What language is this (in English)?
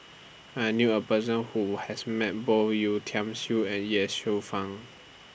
English